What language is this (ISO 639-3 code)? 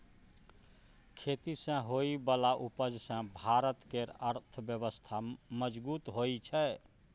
mai